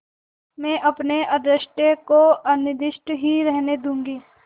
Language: Hindi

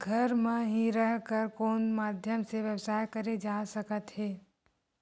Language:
Chhattisgarhi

